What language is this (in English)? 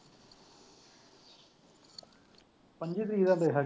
Punjabi